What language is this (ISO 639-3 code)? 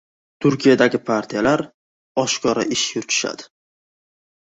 uzb